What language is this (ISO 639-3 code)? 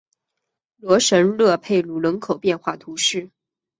zho